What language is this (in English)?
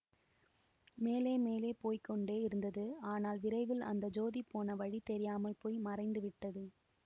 Tamil